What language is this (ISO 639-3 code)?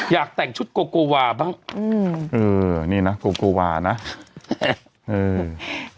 tha